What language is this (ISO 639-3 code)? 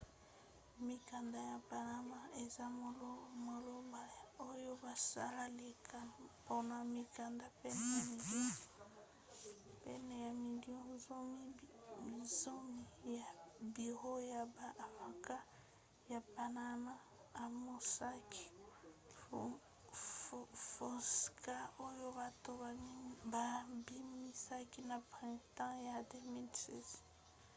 lin